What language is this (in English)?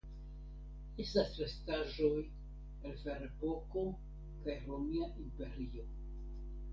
Esperanto